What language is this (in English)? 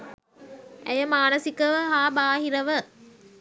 Sinhala